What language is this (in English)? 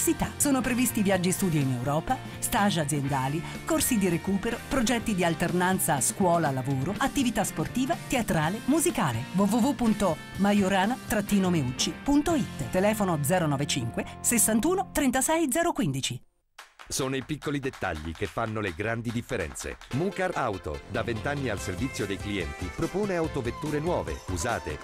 Italian